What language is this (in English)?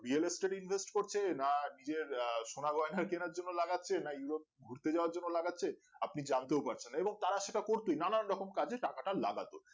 Bangla